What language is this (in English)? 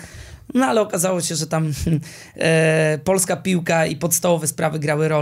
Polish